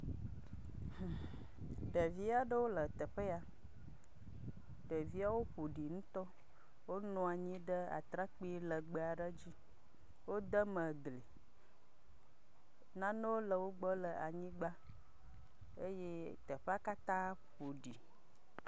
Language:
Ewe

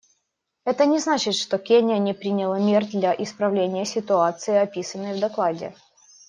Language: Russian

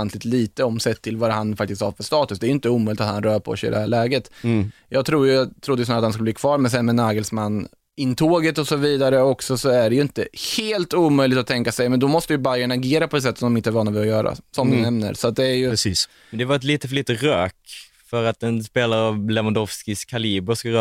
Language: Swedish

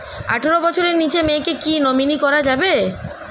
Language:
Bangla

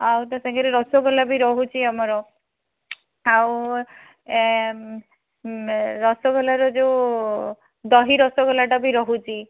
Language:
Odia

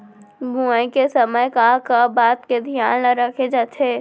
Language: Chhattisgarhi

